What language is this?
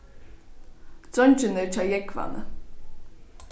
Faroese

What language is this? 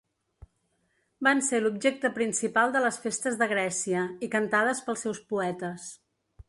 Catalan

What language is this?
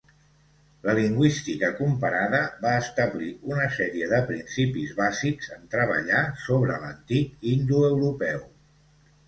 Catalan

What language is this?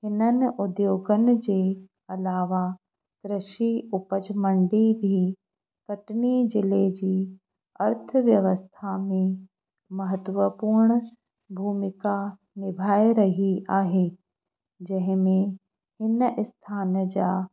Sindhi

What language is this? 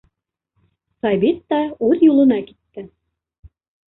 Bashkir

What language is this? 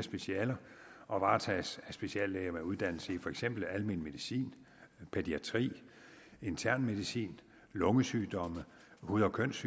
Danish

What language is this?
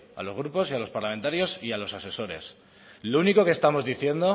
Spanish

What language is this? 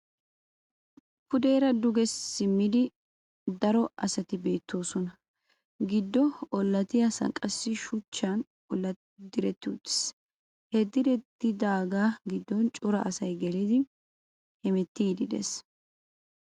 Wolaytta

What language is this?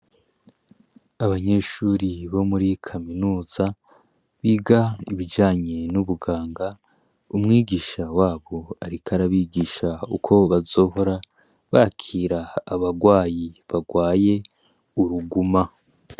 Rundi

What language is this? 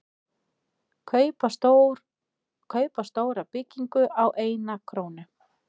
Icelandic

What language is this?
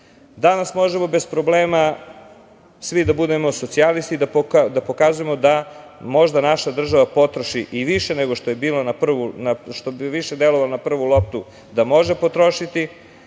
Serbian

